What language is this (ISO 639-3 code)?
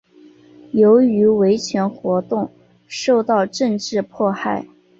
zho